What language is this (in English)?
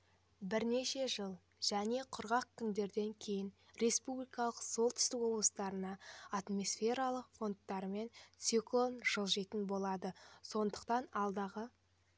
Kazakh